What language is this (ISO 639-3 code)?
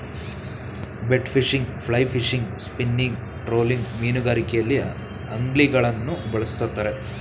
kan